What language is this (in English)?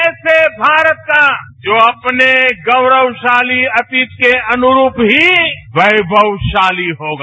Hindi